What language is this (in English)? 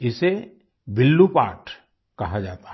Hindi